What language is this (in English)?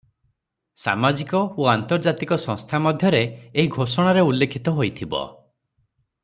Odia